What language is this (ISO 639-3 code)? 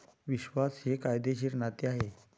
mar